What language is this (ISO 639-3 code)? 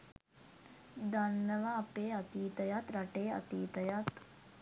sin